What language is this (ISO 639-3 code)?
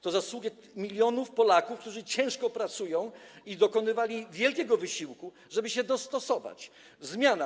pol